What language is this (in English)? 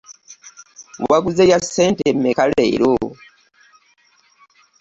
Ganda